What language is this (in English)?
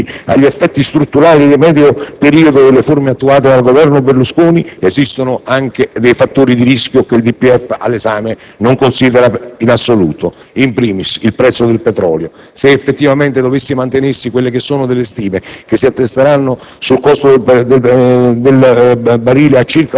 Italian